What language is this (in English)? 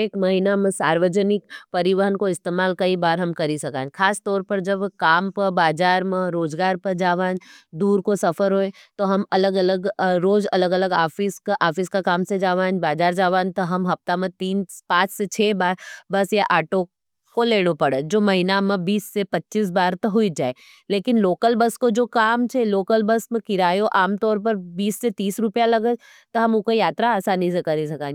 Nimadi